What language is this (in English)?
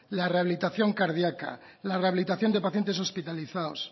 Spanish